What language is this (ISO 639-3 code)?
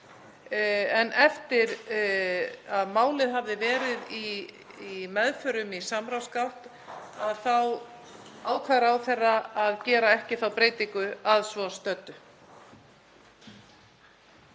isl